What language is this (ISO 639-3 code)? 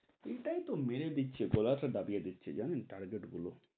ben